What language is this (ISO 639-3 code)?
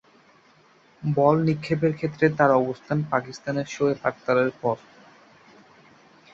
ben